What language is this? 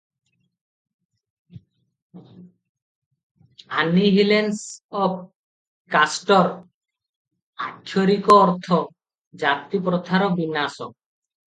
Odia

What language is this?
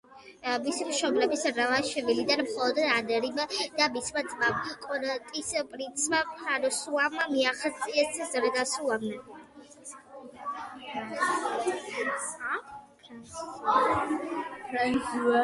Georgian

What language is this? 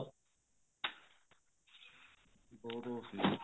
Punjabi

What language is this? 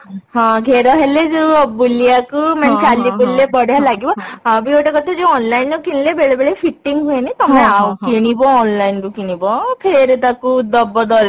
Odia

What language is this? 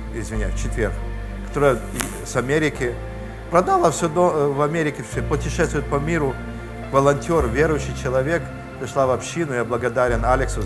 Russian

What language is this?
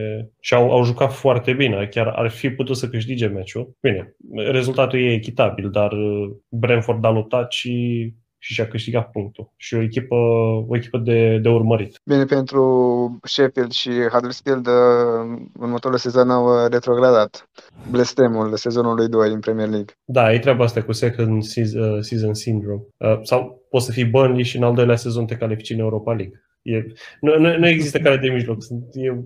Romanian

